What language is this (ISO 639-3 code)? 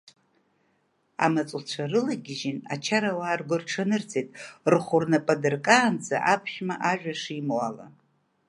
abk